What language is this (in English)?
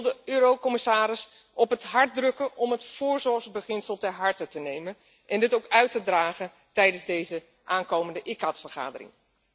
Dutch